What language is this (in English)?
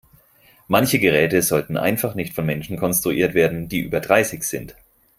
German